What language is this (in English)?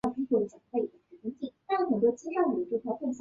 Chinese